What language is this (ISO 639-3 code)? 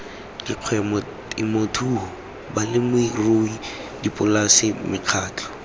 tsn